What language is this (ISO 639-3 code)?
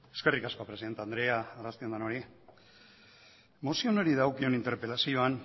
eus